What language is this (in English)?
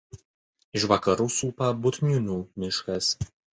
Lithuanian